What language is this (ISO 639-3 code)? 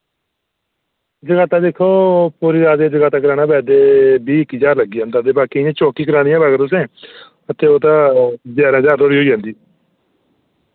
doi